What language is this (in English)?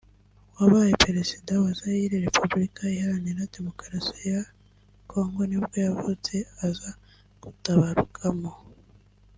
Kinyarwanda